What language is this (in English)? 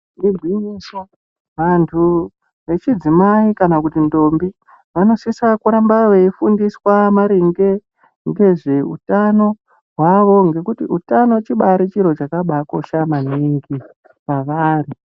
Ndau